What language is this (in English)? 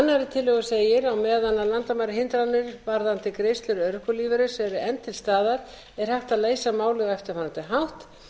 Icelandic